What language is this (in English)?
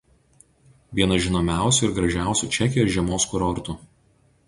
Lithuanian